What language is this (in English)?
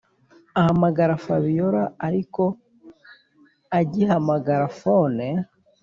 Kinyarwanda